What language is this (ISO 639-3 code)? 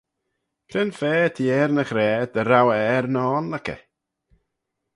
glv